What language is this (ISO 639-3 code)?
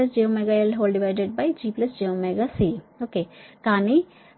tel